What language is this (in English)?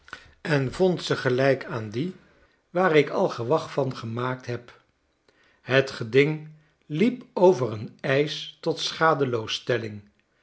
Dutch